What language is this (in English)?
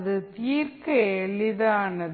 Tamil